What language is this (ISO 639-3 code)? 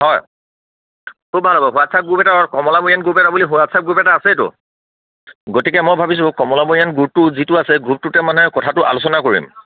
asm